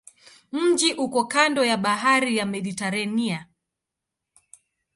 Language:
Swahili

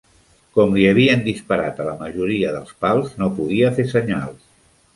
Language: Catalan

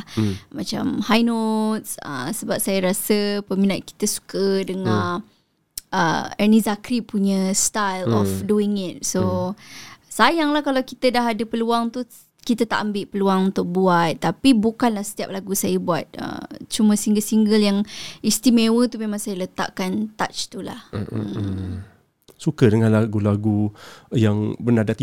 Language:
Malay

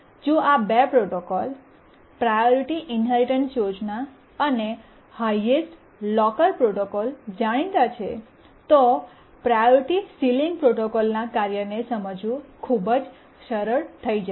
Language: Gujarati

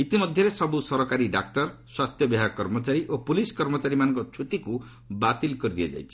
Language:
Odia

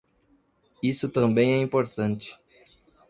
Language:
Portuguese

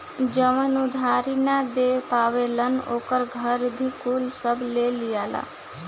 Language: Bhojpuri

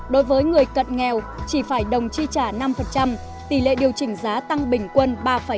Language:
Vietnamese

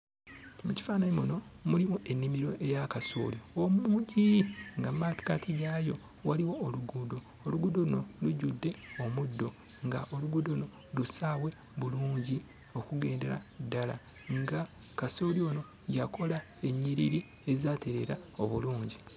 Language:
Ganda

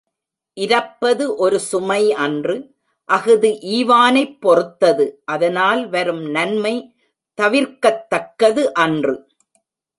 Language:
Tamil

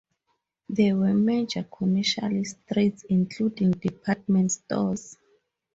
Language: English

